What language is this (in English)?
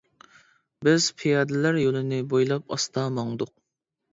Uyghur